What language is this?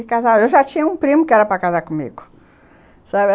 Portuguese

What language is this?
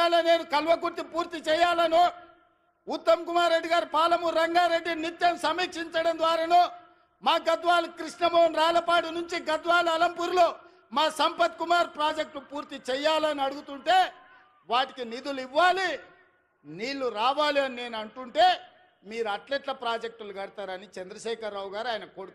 Telugu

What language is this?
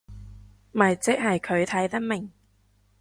Cantonese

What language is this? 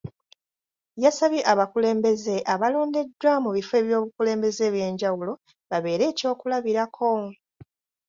Ganda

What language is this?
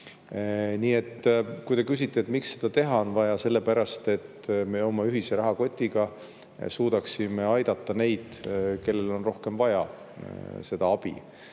Estonian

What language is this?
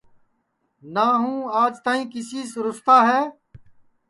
Sansi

